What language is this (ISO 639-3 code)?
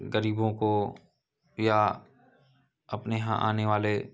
hin